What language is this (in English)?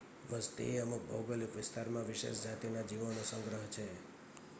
Gujarati